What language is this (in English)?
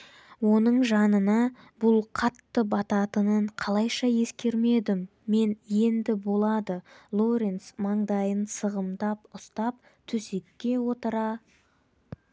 Kazakh